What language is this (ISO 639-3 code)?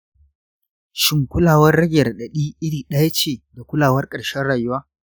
hau